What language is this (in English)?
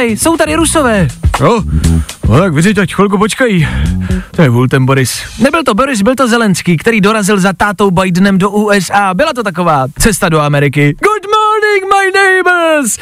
Czech